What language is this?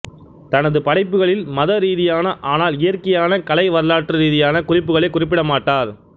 Tamil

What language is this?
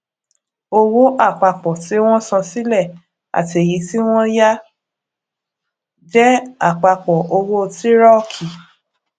Yoruba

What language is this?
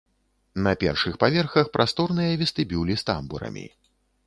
Belarusian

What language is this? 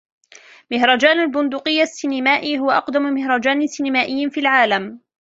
Arabic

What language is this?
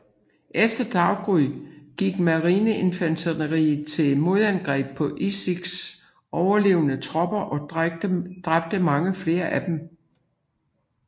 Danish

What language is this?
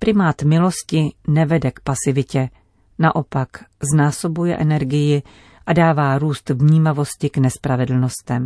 Czech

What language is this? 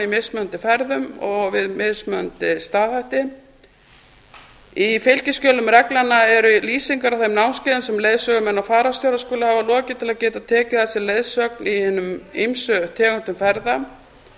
Icelandic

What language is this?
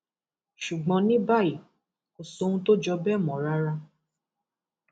Yoruba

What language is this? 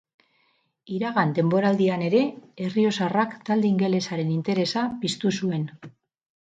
Basque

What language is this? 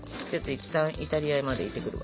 Japanese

